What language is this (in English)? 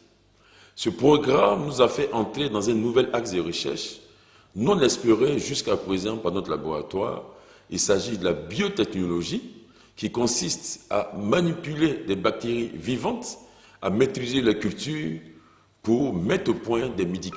French